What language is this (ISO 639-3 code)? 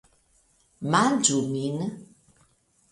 epo